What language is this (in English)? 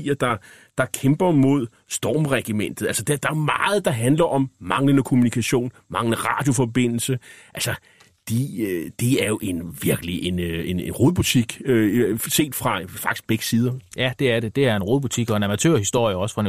Danish